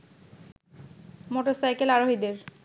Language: Bangla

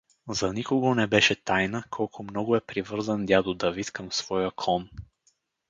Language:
Bulgarian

